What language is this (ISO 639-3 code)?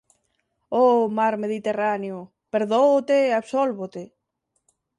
glg